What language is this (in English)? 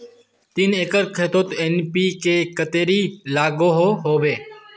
Magahi